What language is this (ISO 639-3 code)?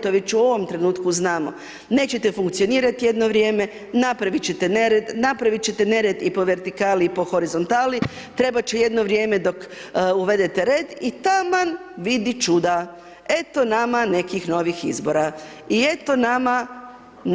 hrv